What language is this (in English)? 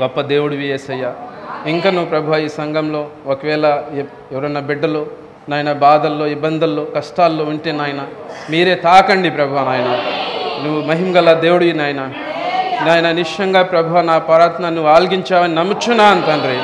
Telugu